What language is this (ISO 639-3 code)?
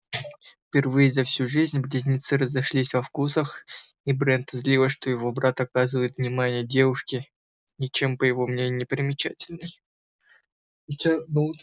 rus